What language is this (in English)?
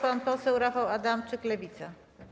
Polish